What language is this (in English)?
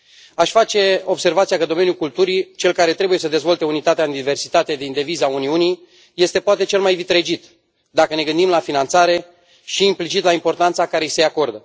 Romanian